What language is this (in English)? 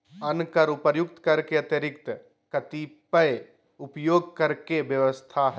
Magahi